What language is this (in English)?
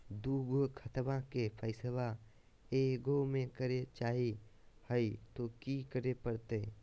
Magahi